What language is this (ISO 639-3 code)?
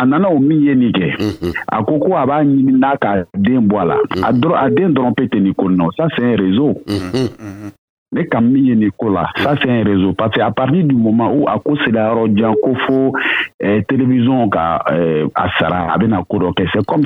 fra